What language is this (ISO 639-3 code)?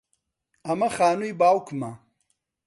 ckb